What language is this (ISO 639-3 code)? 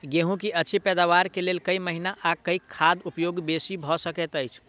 mai